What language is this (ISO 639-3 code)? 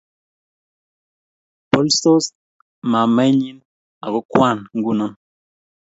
kln